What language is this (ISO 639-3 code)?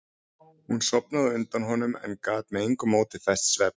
isl